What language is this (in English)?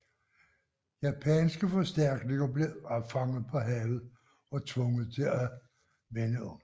Danish